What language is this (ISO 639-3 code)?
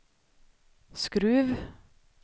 swe